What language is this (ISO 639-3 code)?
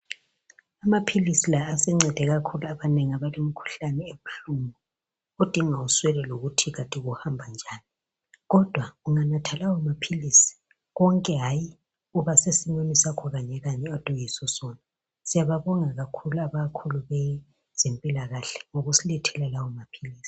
nde